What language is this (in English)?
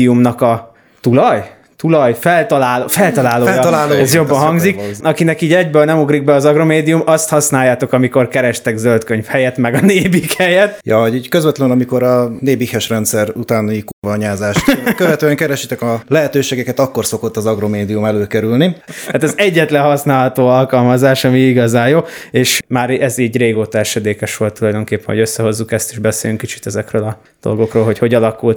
Hungarian